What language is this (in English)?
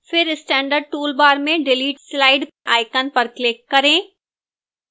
Hindi